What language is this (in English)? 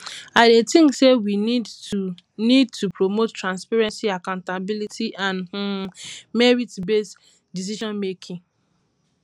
Nigerian Pidgin